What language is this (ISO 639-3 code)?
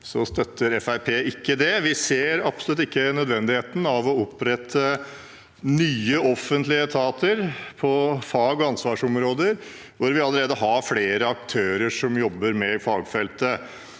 nor